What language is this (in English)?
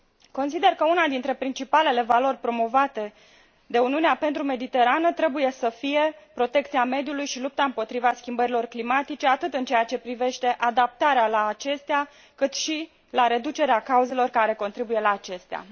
Romanian